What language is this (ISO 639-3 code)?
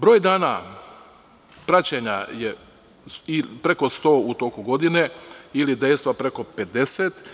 srp